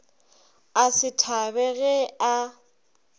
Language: Northern Sotho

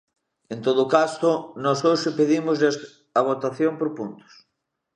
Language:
Galician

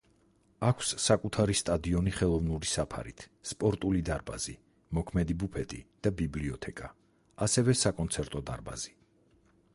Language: Georgian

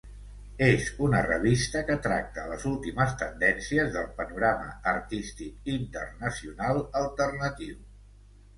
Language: Catalan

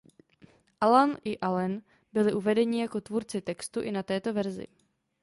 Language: Czech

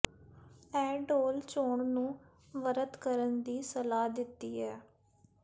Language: Punjabi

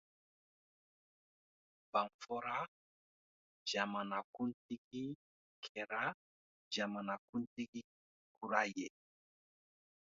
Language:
Dyula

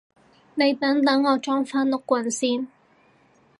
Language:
Cantonese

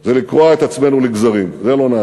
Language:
Hebrew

